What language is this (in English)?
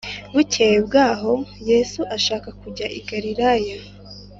Kinyarwanda